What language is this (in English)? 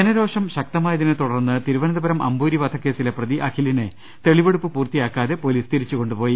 Malayalam